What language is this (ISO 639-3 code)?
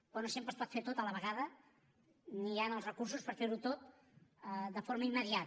cat